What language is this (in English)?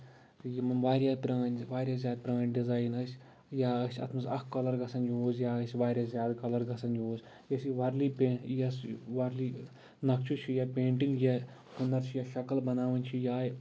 Kashmiri